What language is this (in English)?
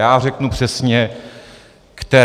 Czech